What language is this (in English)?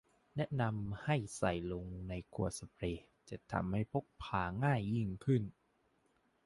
Thai